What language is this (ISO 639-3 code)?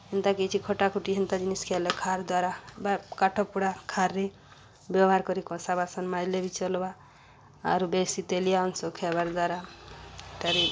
ori